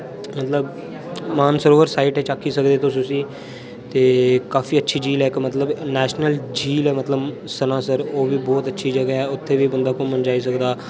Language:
Dogri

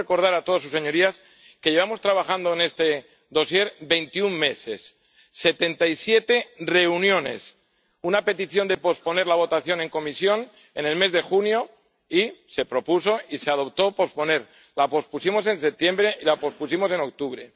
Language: Spanish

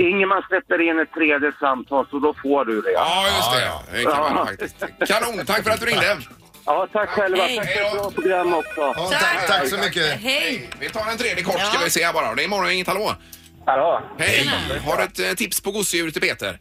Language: Swedish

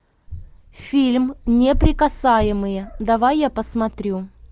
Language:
Russian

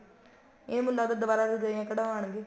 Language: Punjabi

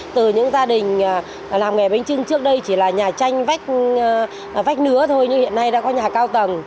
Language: Vietnamese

